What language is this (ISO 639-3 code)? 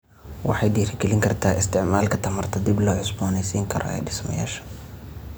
som